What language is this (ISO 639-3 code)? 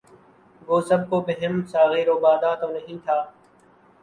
urd